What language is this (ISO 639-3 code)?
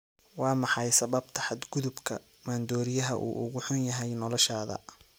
som